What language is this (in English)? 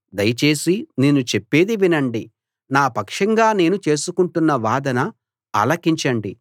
Telugu